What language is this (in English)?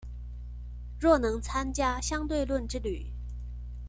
Chinese